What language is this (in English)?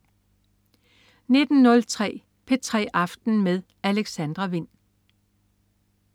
Danish